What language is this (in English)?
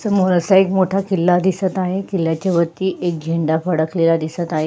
Marathi